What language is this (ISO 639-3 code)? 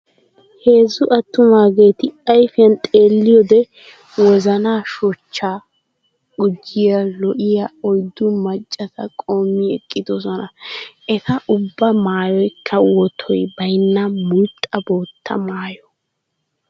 wal